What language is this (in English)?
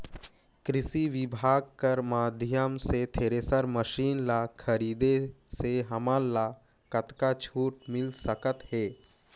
Chhattisgarhi